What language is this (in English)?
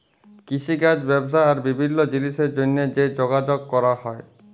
Bangla